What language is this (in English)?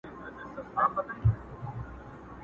Pashto